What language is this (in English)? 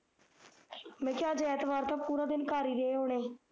Punjabi